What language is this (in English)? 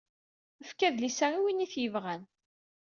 Kabyle